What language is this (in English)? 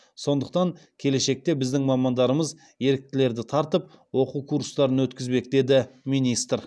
Kazakh